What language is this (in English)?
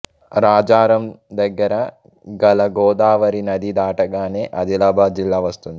Telugu